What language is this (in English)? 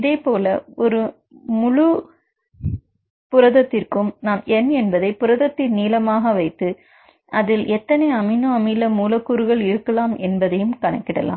Tamil